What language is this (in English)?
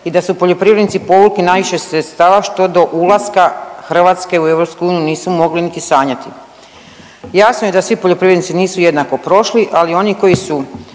Croatian